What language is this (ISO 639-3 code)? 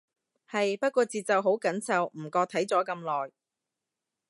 yue